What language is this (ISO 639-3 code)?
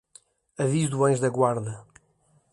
por